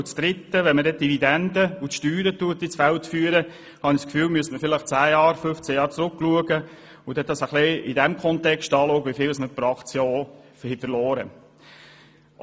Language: Swiss German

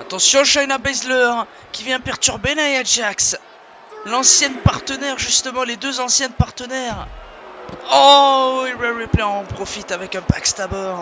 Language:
French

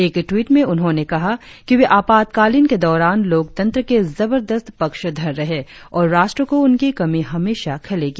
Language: Hindi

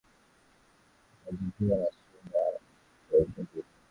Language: Swahili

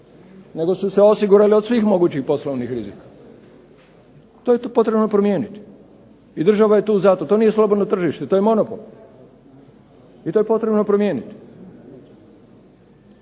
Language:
Croatian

